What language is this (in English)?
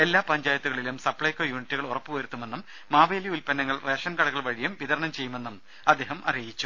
Malayalam